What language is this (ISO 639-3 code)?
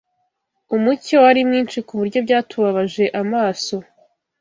kin